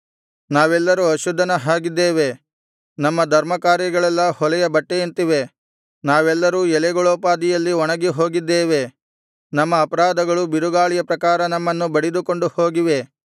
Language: Kannada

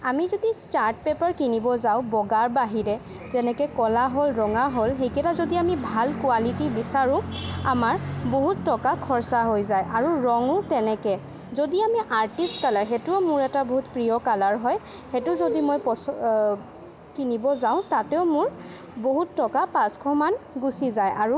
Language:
Assamese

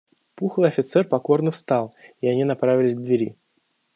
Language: Russian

